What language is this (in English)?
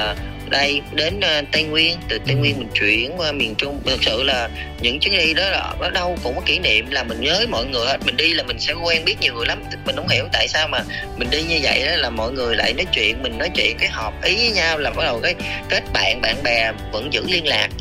Vietnamese